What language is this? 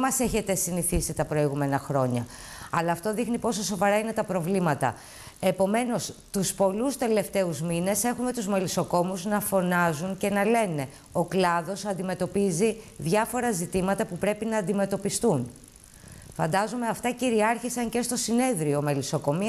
Greek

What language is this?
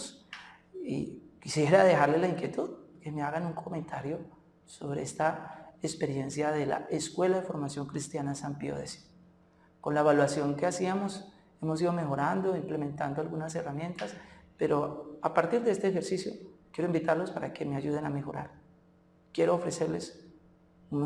Spanish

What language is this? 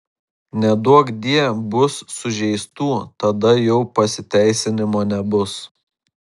Lithuanian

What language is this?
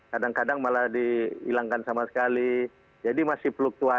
Indonesian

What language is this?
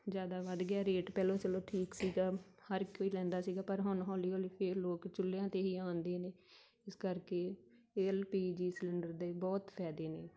Punjabi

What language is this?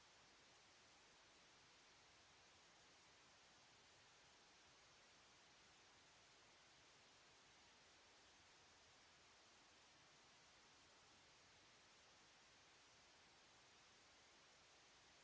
Italian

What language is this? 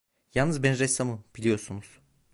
Turkish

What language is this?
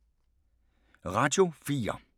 Danish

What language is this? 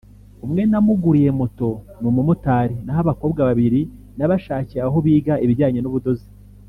Kinyarwanda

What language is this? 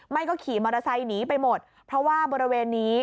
Thai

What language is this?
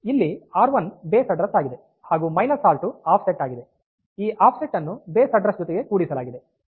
Kannada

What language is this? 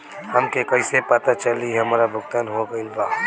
Bhojpuri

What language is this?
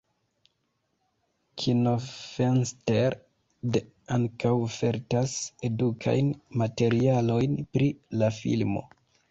Esperanto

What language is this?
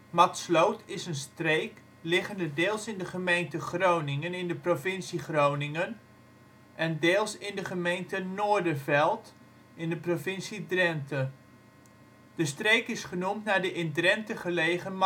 Dutch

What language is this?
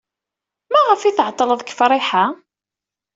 Kabyle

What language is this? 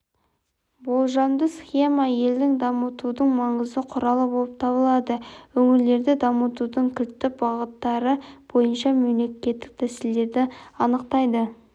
Kazakh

